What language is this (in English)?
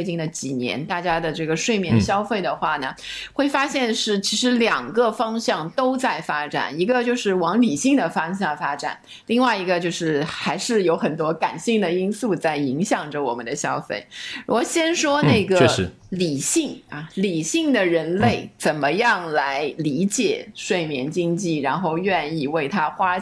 Chinese